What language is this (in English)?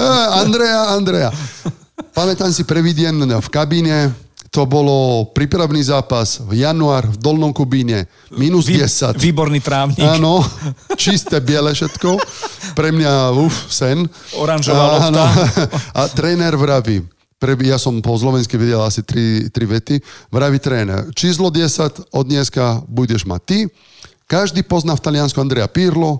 Slovak